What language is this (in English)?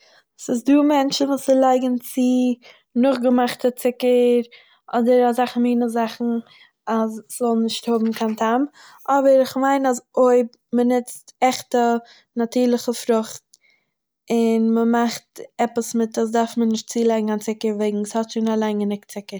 Yiddish